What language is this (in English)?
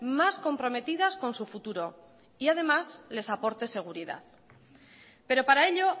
Spanish